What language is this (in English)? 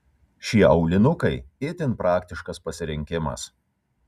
Lithuanian